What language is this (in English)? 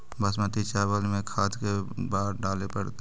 Magahi